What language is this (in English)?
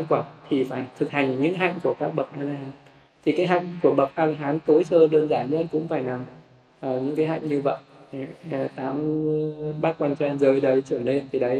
Vietnamese